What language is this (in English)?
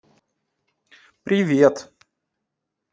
Russian